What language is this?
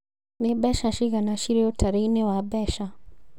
Kikuyu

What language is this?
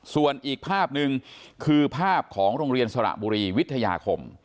Thai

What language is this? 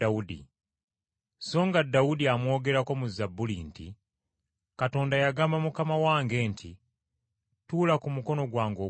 Ganda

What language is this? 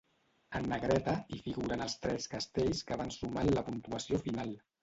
Catalan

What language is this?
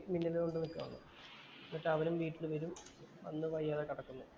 Malayalam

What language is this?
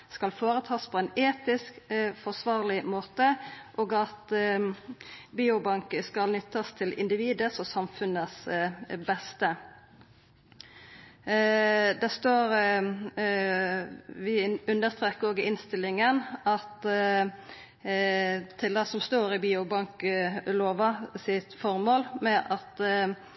Norwegian Nynorsk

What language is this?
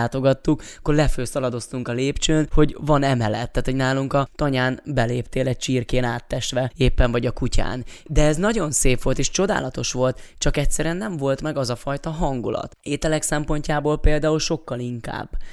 Hungarian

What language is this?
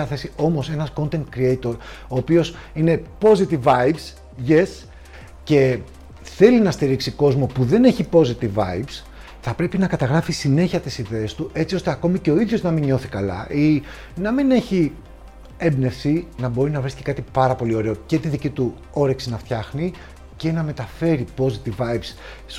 Greek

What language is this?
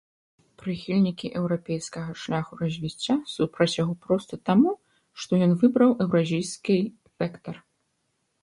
Belarusian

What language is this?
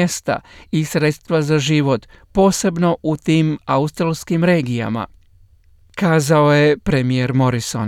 Croatian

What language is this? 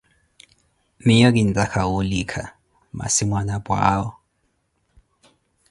Koti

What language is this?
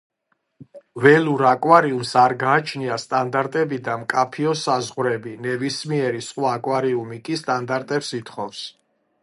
Georgian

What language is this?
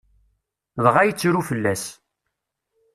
Kabyle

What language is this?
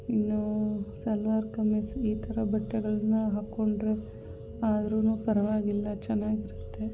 Kannada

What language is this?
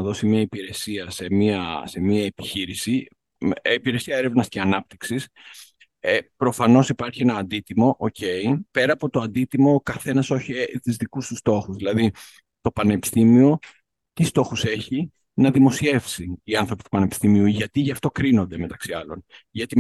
Greek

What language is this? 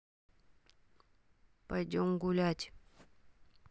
Russian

